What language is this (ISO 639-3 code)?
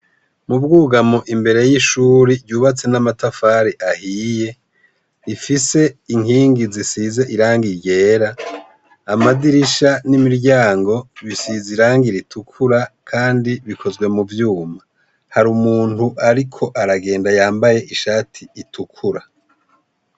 run